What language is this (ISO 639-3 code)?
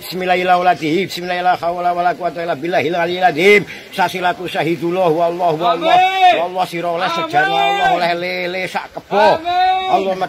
ron